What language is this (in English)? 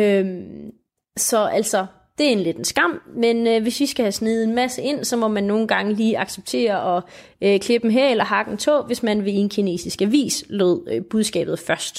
Danish